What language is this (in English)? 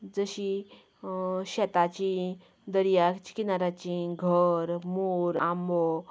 Konkani